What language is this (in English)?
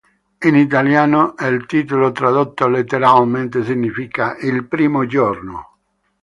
Italian